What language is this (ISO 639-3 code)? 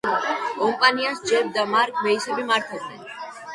kat